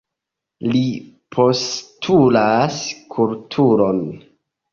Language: Esperanto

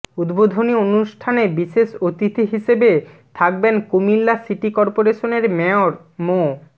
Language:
Bangla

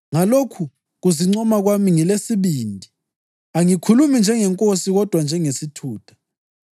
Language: North Ndebele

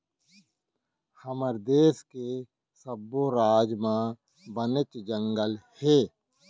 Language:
Chhattisgarhi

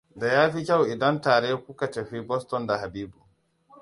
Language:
Hausa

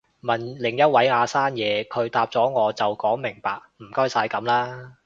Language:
Cantonese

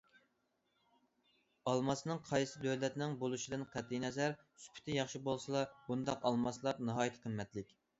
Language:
Uyghur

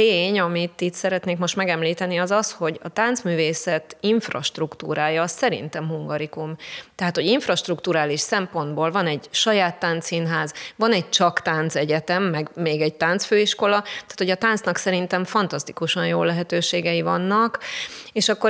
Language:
Hungarian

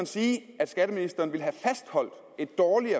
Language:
Danish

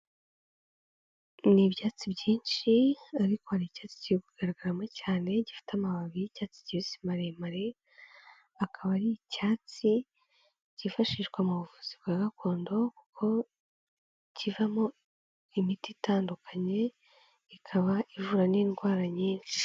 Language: Kinyarwanda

